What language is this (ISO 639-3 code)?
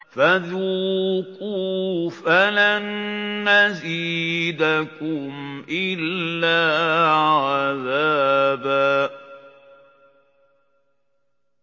ara